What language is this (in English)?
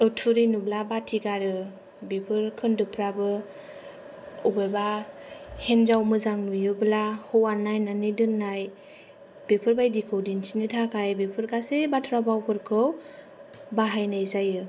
Bodo